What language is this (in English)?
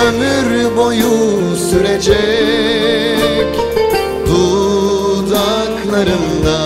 Turkish